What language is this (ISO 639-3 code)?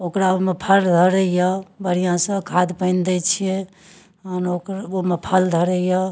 mai